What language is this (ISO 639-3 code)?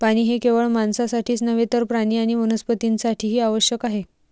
mar